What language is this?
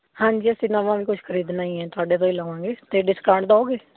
Punjabi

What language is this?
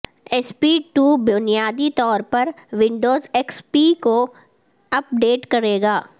Urdu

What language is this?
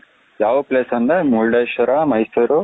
Kannada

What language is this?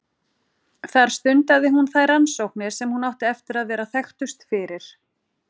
Icelandic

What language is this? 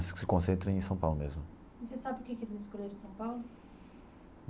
Portuguese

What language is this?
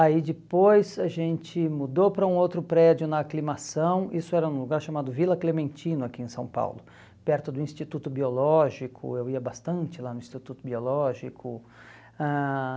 Portuguese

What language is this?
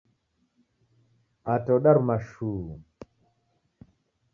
Taita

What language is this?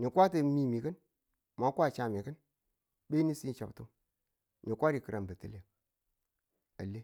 Tula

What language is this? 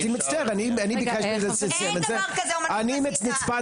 Hebrew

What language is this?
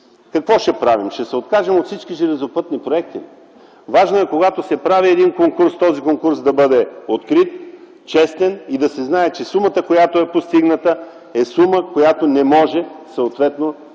Bulgarian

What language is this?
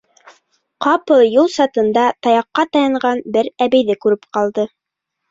Bashkir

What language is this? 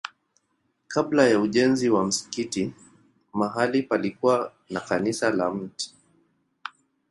Swahili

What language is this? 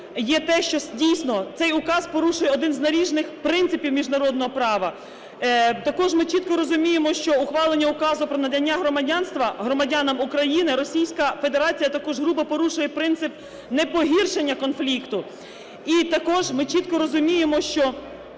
Ukrainian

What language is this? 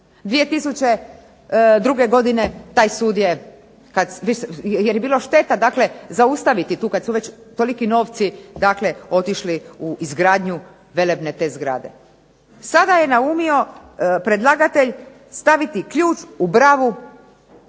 Croatian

